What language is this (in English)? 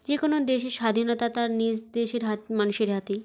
Bangla